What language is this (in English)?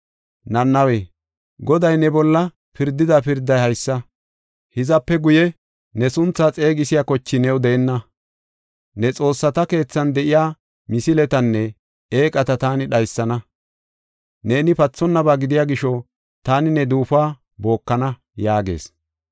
Gofa